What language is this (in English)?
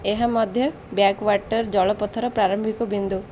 Odia